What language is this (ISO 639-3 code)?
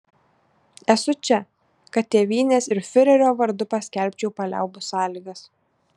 lit